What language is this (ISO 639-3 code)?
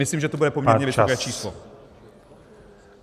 ces